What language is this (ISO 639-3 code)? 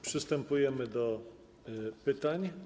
pol